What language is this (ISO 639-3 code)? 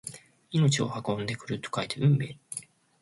jpn